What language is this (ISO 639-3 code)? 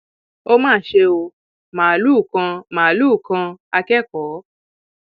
yor